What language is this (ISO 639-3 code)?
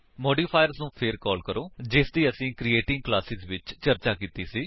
pan